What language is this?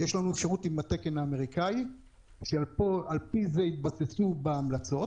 Hebrew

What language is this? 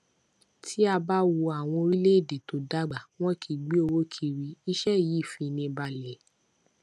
Yoruba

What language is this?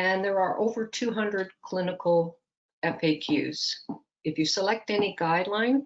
English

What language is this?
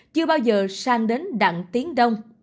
Vietnamese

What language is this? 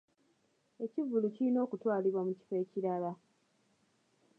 Ganda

